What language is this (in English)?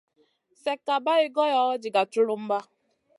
Masana